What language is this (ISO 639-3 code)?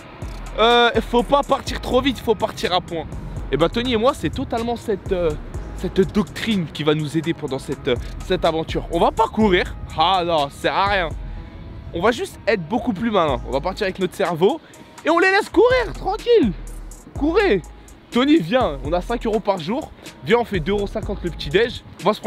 fra